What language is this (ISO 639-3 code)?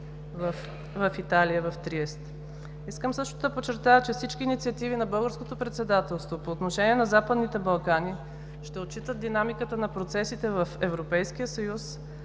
bul